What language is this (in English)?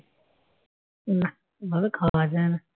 Bangla